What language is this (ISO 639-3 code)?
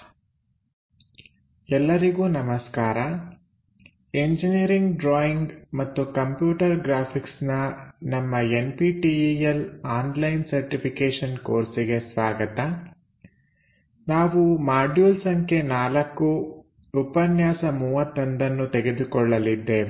kan